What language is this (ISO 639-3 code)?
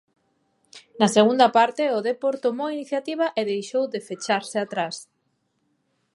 glg